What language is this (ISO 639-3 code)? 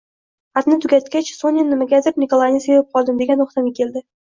uzb